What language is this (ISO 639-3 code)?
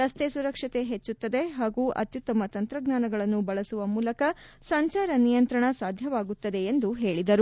kan